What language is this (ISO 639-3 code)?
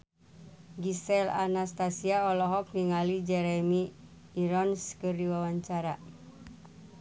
sun